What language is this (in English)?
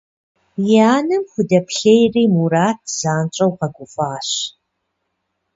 Kabardian